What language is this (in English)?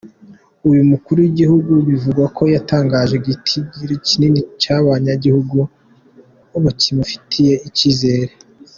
Kinyarwanda